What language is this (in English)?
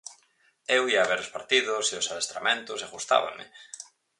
Galician